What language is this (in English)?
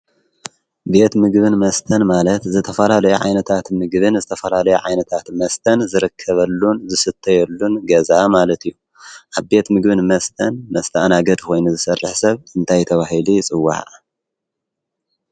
Tigrinya